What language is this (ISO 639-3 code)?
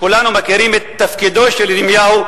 heb